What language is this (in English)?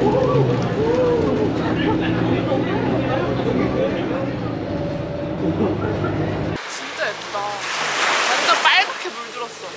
Korean